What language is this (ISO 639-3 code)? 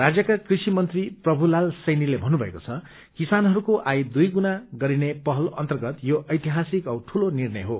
nep